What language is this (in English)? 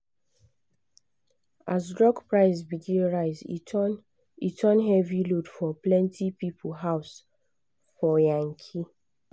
Nigerian Pidgin